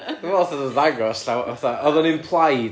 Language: Welsh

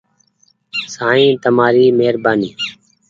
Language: Goaria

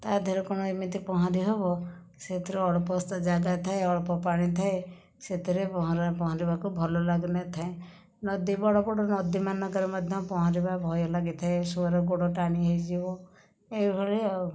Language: Odia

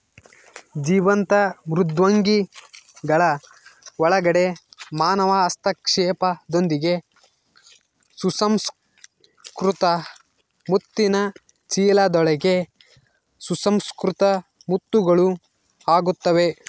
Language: Kannada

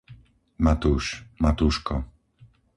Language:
Slovak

